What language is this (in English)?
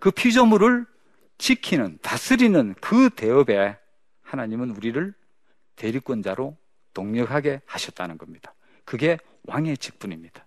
Korean